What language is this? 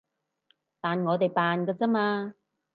Cantonese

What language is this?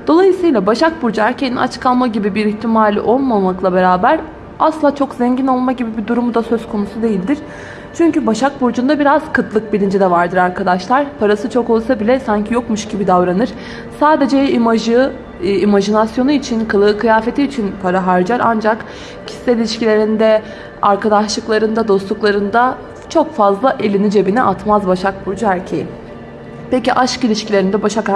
Turkish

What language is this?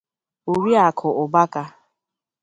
Igbo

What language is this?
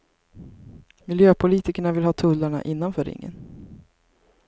Swedish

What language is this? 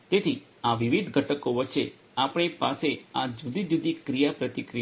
Gujarati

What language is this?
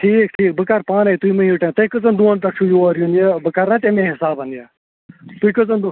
Kashmiri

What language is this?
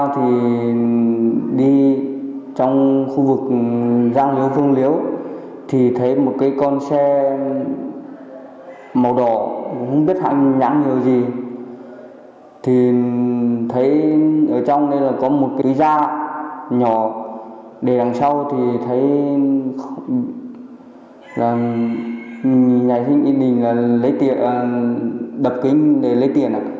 Vietnamese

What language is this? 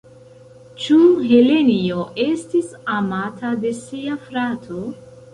Esperanto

